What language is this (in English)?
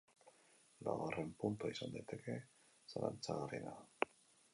Basque